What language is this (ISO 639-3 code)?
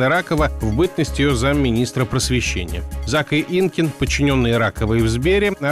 rus